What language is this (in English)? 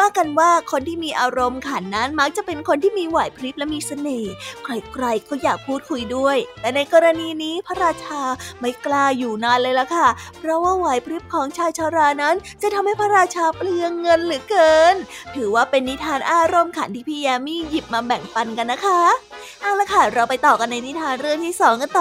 Thai